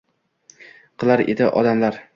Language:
Uzbek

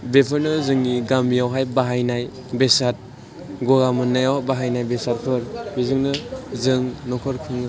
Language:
Bodo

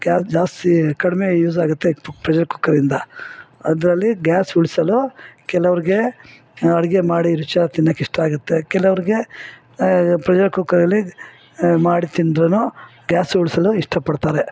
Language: Kannada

